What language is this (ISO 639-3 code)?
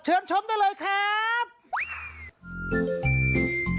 tha